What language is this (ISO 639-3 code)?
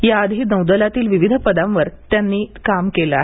mar